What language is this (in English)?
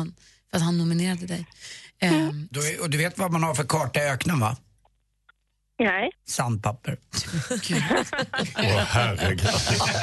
Swedish